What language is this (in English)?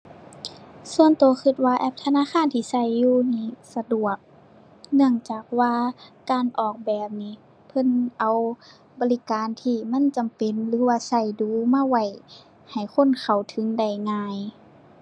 Thai